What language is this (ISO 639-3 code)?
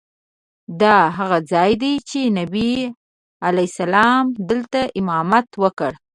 pus